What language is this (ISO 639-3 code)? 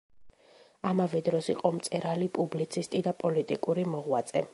kat